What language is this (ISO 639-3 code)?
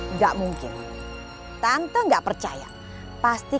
ind